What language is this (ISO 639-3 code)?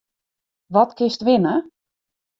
fry